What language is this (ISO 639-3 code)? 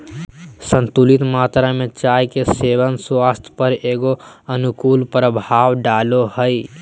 mag